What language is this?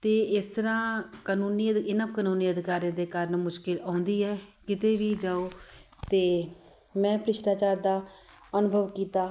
Punjabi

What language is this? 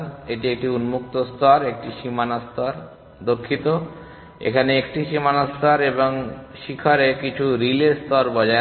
Bangla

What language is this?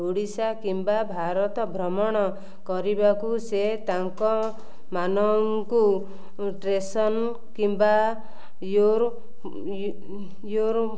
Odia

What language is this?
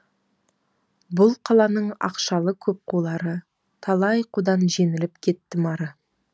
Kazakh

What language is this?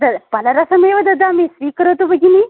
Sanskrit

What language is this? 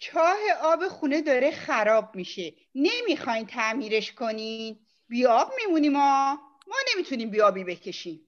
Persian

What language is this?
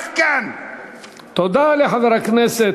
Hebrew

